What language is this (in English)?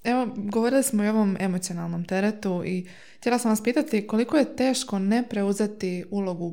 Croatian